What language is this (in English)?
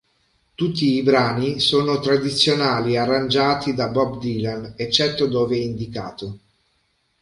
Italian